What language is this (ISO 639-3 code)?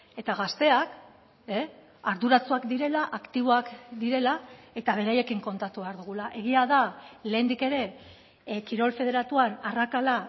eus